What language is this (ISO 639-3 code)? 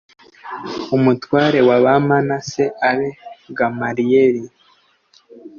kin